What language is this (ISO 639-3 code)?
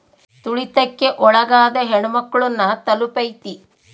kan